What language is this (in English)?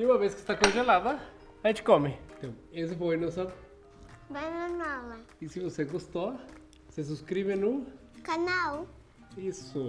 Portuguese